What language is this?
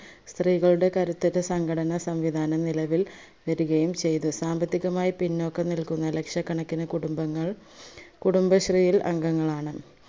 Malayalam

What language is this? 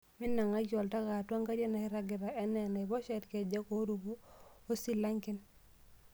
Masai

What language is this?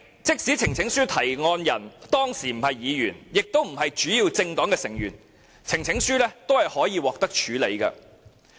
Cantonese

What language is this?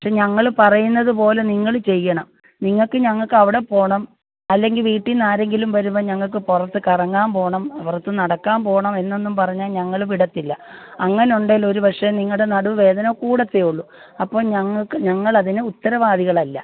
Malayalam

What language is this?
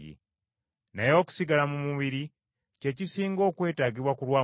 Ganda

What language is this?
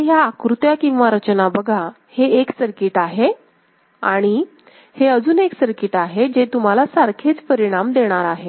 Marathi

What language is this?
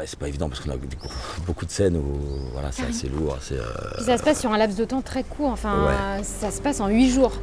French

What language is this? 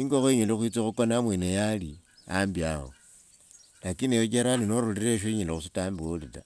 Wanga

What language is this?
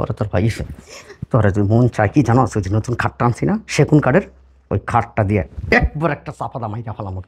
Bangla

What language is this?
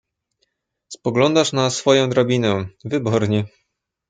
Polish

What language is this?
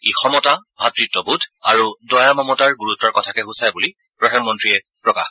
Assamese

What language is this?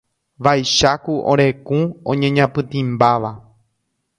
Guarani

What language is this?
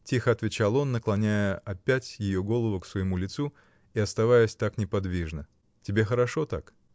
Russian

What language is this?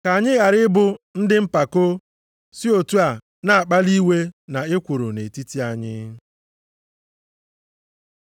Igbo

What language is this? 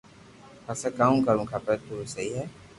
Loarki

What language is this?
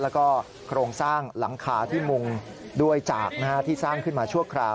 Thai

